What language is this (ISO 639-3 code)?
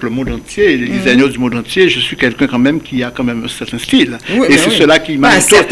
fra